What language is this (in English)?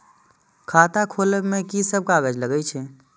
Maithili